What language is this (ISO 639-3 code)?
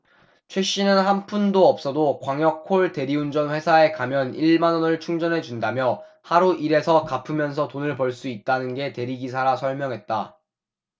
kor